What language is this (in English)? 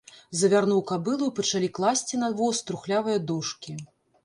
Belarusian